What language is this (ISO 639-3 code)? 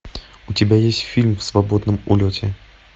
rus